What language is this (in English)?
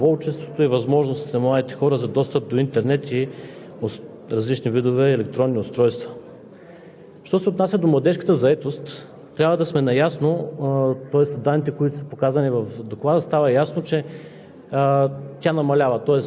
Bulgarian